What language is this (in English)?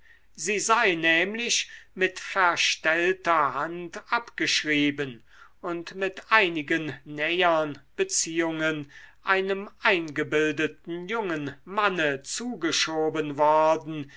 German